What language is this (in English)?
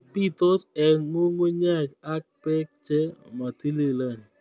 Kalenjin